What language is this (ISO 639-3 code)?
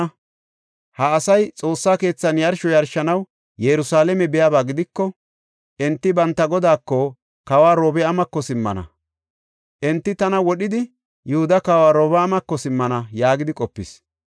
gof